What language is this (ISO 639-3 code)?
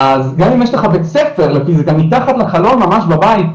heb